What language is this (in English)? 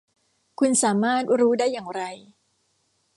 Thai